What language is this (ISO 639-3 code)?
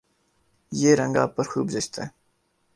urd